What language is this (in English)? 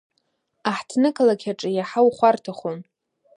Abkhazian